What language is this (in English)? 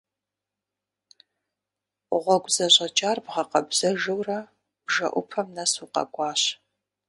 Kabardian